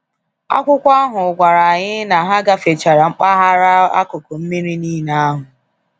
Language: Igbo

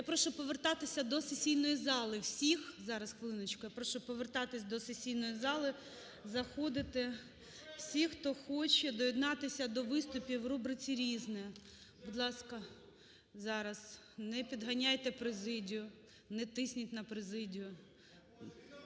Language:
Ukrainian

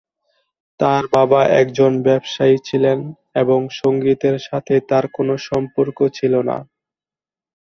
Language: Bangla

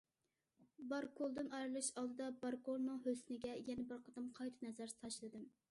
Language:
Uyghur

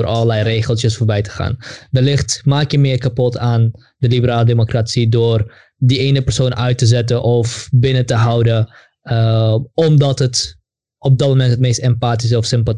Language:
Dutch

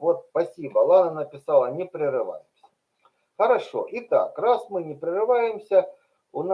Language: Russian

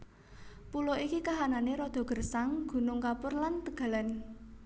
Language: Javanese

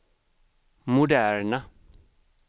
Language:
Swedish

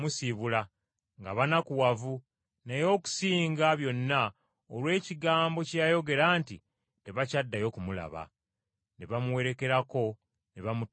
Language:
Ganda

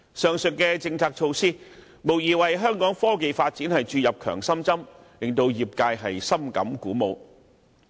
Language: Cantonese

